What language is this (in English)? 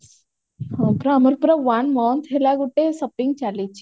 Odia